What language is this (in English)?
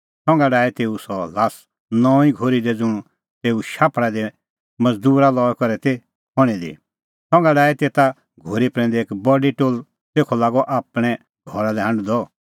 Kullu Pahari